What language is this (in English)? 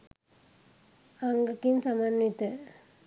Sinhala